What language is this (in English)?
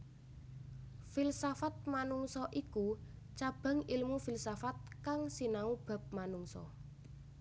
Javanese